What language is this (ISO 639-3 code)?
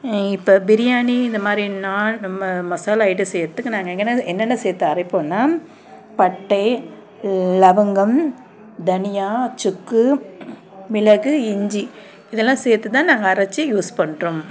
tam